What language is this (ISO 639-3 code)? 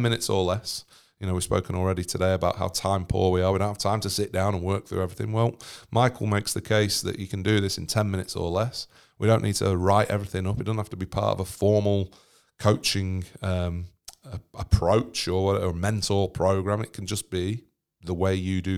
eng